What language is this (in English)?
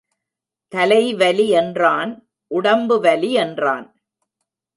Tamil